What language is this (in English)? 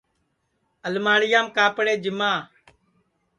Sansi